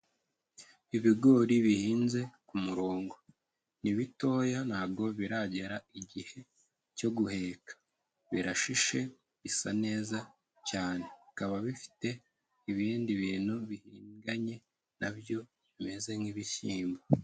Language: Kinyarwanda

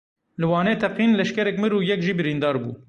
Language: Kurdish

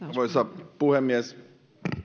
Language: Finnish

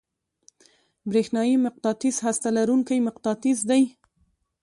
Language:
Pashto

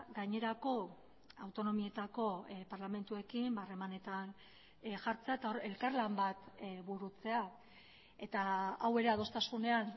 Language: Basque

